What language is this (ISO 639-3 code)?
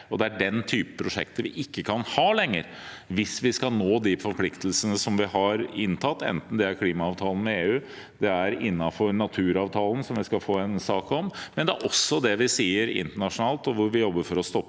nor